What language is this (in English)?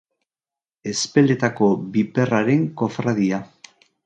Basque